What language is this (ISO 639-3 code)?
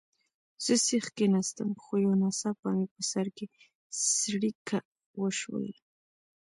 pus